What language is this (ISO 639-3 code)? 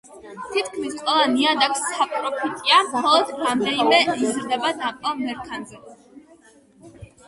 kat